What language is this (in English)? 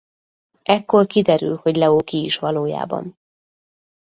Hungarian